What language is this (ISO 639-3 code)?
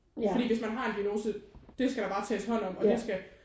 dan